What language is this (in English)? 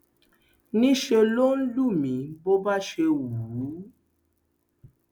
Yoruba